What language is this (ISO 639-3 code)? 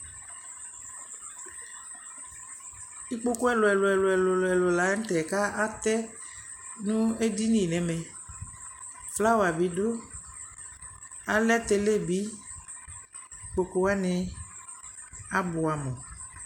kpo